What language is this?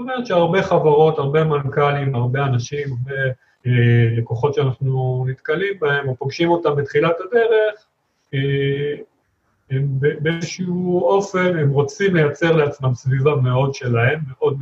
Hebrew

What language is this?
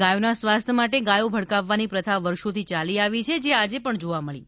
Gujarati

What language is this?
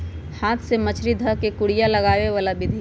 Magahi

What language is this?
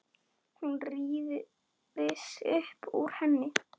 Icelandic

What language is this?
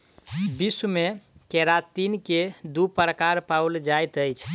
Maithili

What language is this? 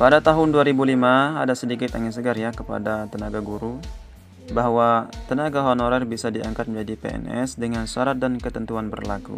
Indonesian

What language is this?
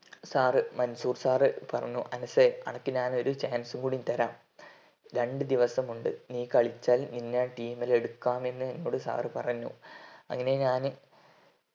Malayalam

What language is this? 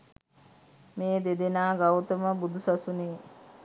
Sinhala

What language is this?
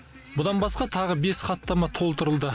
Kazakh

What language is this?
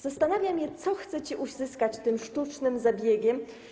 Polish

